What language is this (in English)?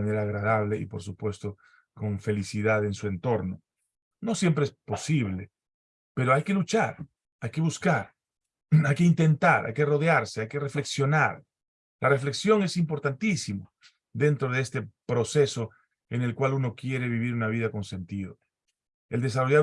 Spanish